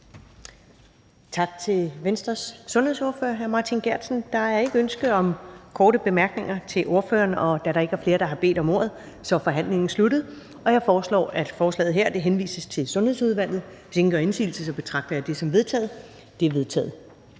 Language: Danish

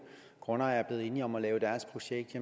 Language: Danish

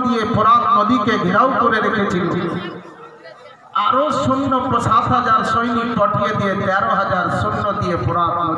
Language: Hindi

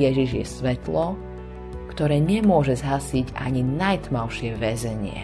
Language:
Slovak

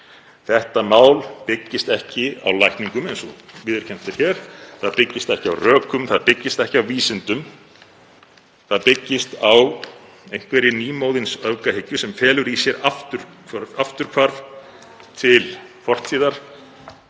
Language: Icelandic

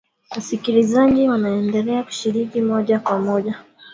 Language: Swahili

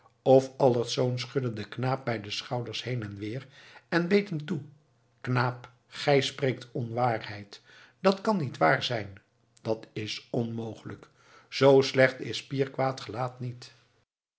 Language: Dutch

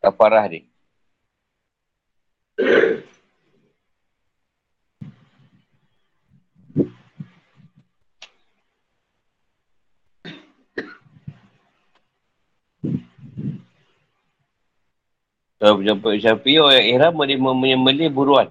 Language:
Malay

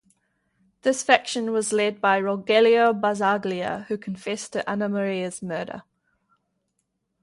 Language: English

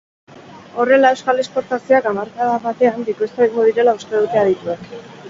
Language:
Basque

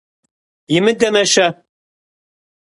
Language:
Kabardian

